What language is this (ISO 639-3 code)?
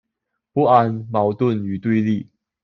zho